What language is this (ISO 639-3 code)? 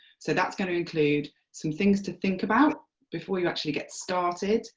eng